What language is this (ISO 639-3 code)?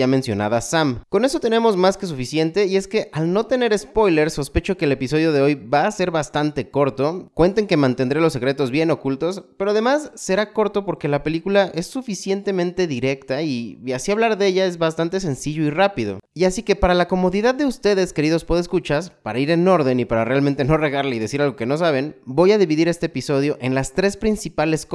spa